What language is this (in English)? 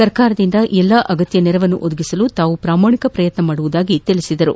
Kannada